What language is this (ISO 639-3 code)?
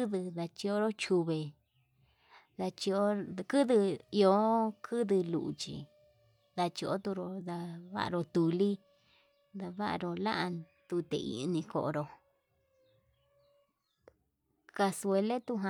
mab